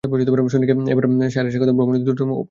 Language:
Bangla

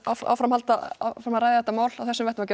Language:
Icelandic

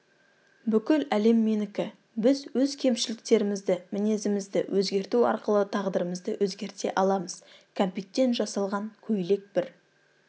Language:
Kazakh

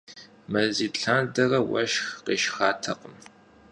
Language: Kabardian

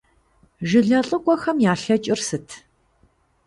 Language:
Kabardian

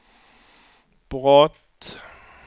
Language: Swedish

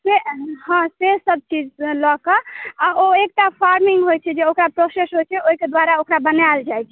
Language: Maithili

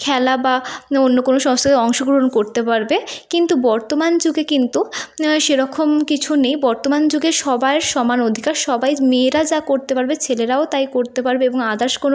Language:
Bangla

